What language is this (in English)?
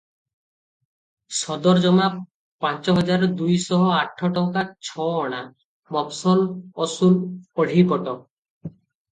Odia